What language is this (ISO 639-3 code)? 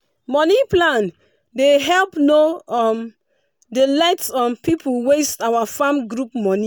pcm